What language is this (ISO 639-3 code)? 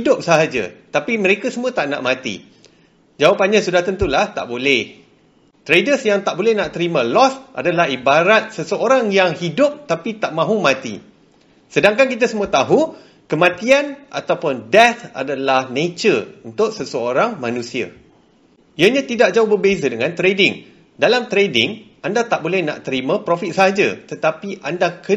msa